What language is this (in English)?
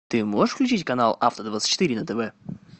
Russian